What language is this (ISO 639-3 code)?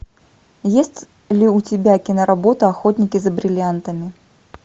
rus